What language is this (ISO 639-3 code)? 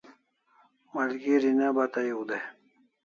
kls